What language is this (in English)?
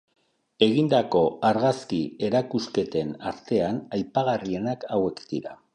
Basque